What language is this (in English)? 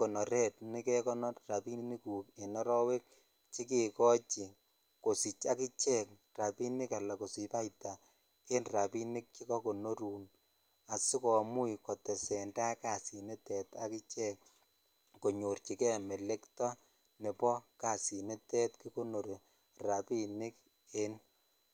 Kalenjin